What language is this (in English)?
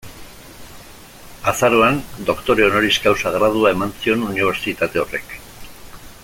Basque